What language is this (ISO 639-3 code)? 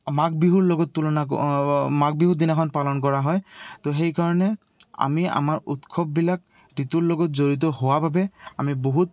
asm